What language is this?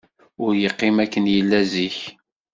Kabyle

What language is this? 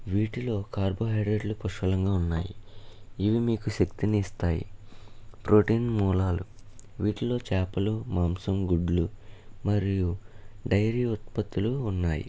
Telugu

